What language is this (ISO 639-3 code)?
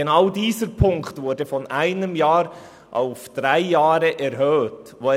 gsw